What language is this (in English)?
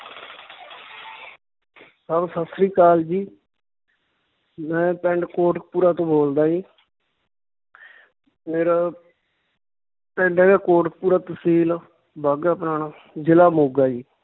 Punjabi